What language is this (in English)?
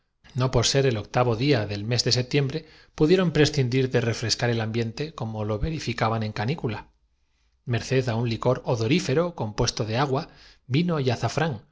Spanish